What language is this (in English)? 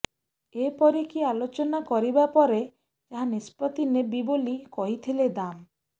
Odia